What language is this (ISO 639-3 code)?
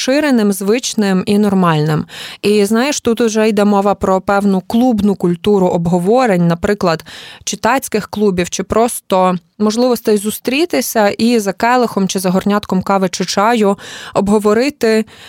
ukr